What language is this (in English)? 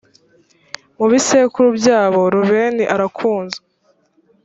Kinyarwanda